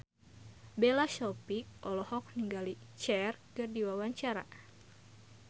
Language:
Sundanese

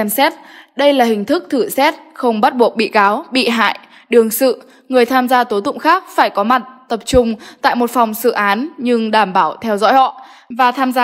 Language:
Vietnamese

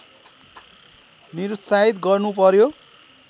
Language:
Nepali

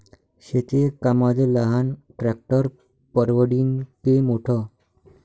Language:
Marathi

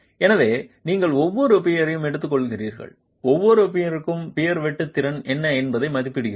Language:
Tamil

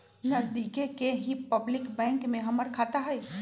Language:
Magahi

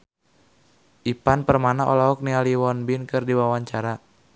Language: Sundanese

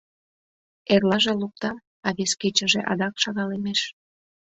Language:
Mari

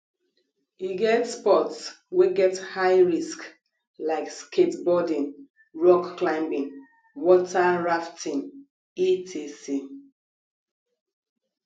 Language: Nigerian Pidgin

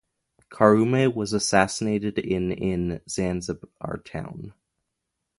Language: English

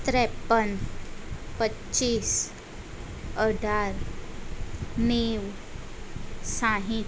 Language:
Gujarati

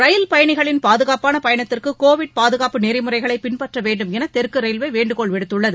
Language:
Tamil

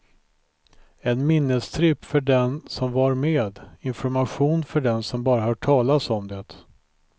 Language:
Swedish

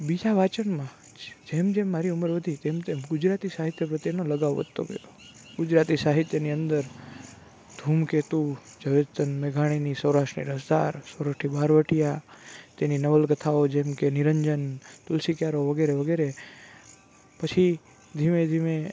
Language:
Gujarati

